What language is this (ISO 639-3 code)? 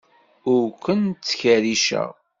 kab